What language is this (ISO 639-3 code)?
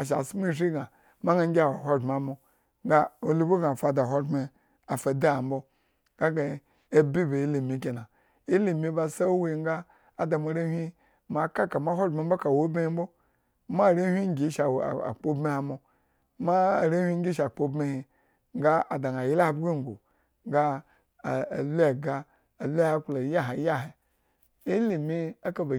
ego